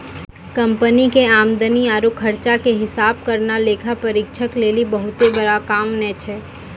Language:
Maithili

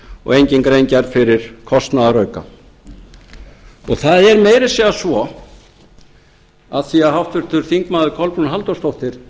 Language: Icelandic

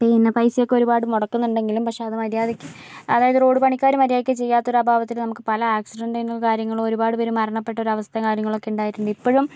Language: Malayalam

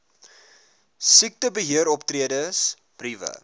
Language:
Afrikaans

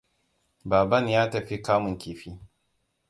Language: Hausa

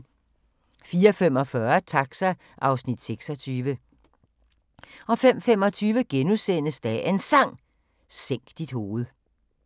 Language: Danish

